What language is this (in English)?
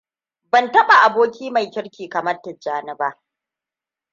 Hausa